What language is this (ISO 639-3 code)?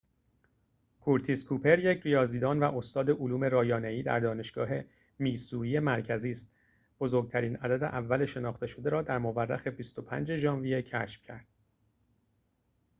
fas